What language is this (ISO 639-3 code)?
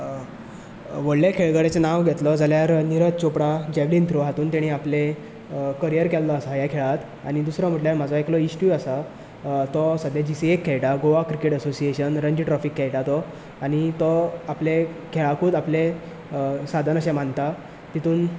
kok